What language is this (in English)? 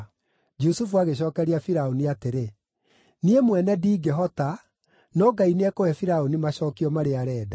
Kikuyu